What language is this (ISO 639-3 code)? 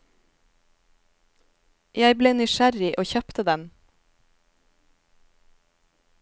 nor